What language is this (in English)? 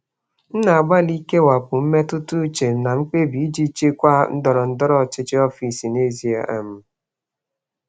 Igbo